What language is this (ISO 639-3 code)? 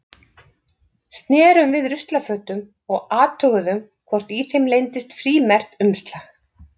isl